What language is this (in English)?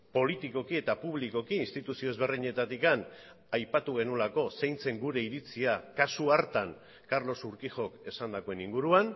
Basque